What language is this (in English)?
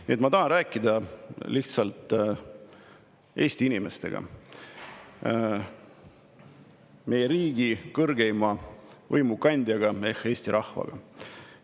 Estonian